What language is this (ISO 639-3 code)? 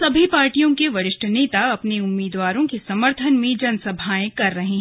hin